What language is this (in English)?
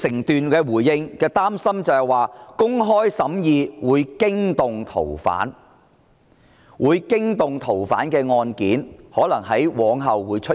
Cantonese